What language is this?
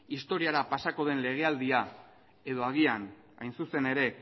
Basque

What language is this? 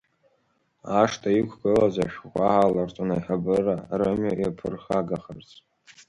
Abkhazian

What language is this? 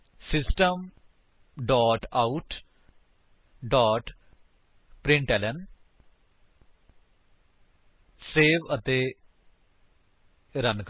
Punjabi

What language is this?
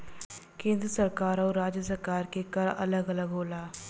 Bhojpuri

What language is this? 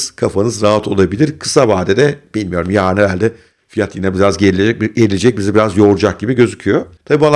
Turkish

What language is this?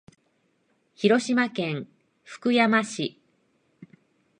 Japanese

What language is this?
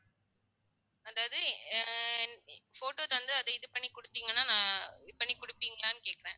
Tamil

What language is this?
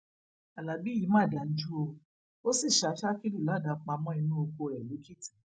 Yoruba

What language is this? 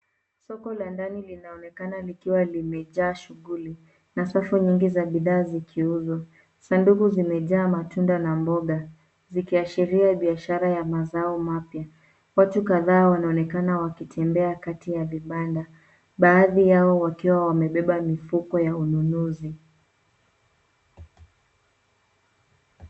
Swahili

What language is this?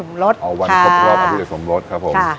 Thai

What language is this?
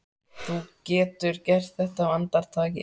Icelandic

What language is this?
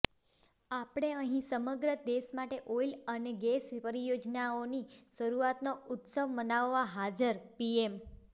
Gujarati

